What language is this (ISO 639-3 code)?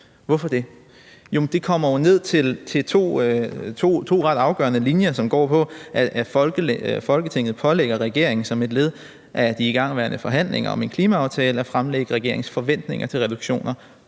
dan